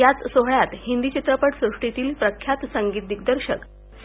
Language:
Marathi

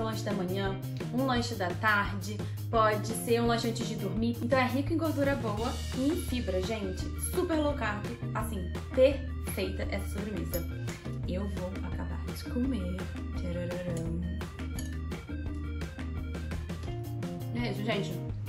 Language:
Portuguese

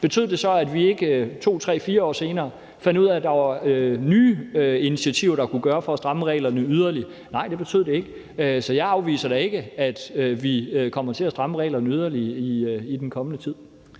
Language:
Danish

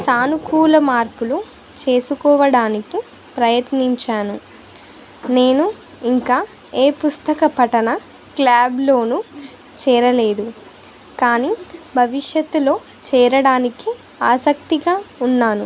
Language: Telugu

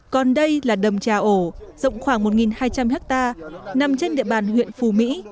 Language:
Vietnamese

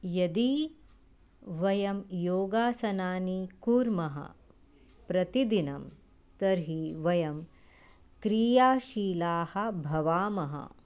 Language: Sanskrit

